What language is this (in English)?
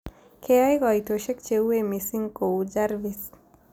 Kalenjin